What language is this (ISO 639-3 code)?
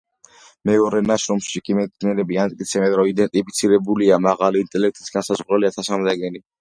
kat